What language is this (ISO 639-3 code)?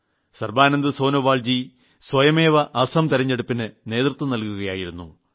mal